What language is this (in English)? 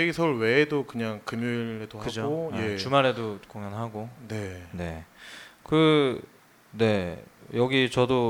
Korean